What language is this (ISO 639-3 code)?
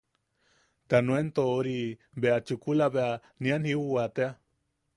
yaq